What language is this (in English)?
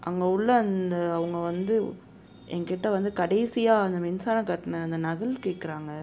Tamil